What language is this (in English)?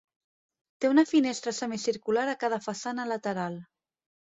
Catalan